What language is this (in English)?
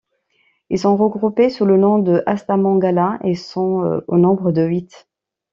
French